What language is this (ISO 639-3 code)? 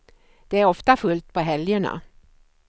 swe